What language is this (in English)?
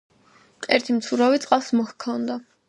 Georgian